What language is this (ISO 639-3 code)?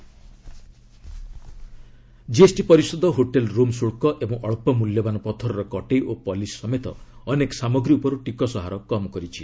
ori